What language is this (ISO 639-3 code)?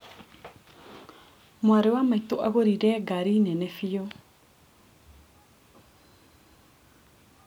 kik